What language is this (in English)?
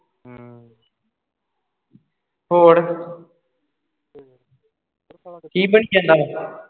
Punjabi